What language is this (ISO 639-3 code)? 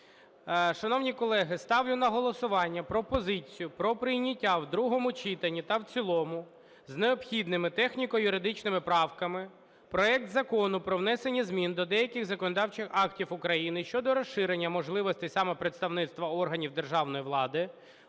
ukr